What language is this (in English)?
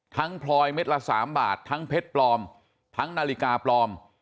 Thai